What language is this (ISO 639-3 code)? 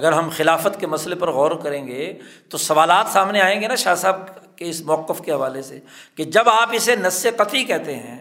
urd